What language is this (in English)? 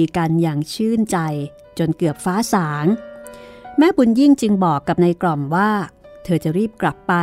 Thai